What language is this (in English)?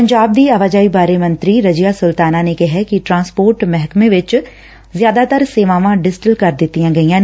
Punjabi